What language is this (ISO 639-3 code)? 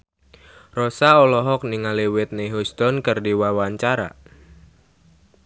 sun